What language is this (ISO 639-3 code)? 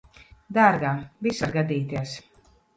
lav